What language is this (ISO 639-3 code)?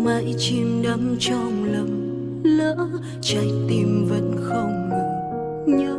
vie